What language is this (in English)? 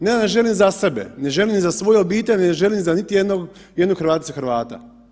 Croatian